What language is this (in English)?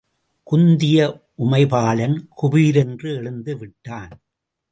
Tamil